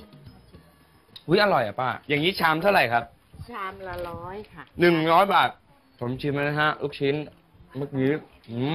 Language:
Thai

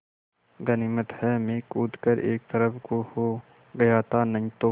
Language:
Hindi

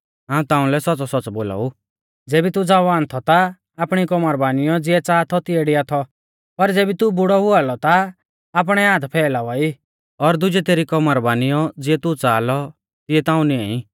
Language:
Mahasu Pahari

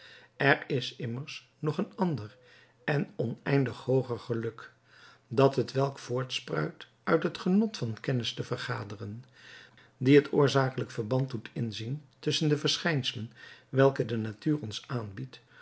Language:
Dutch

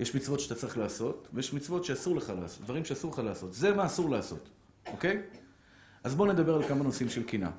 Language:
Hebrew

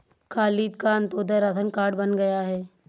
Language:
Hindi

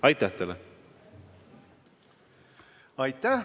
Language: Estonian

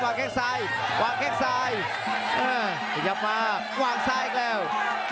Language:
Thai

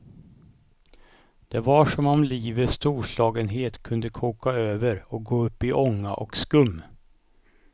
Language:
Swedish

